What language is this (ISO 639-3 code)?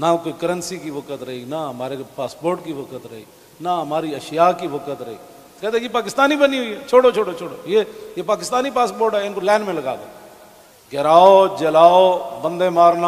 ara